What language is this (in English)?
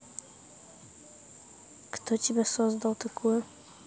Russian